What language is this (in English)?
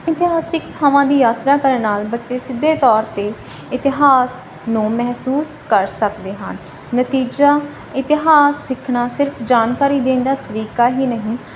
Punjabi